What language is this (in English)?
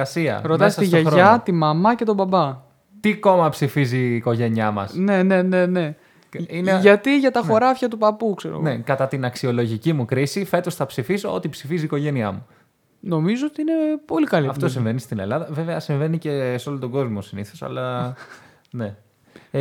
Greek